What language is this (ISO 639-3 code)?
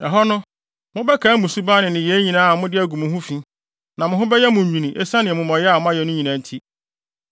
aka